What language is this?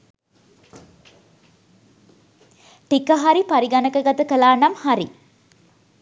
Sinhala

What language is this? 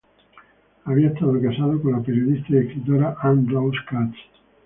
Spanish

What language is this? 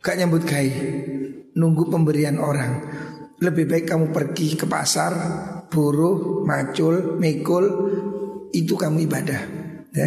Indonesian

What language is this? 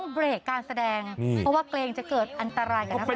Thai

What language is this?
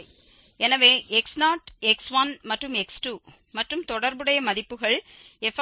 Tamil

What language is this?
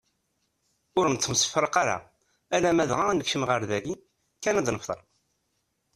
Kabyle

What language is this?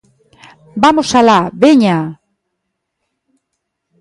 Galician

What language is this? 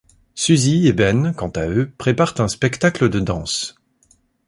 French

